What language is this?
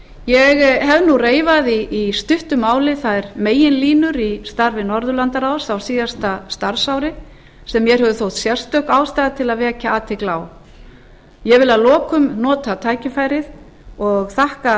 Icelandic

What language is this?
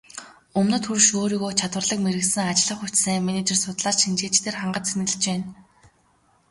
Mongolian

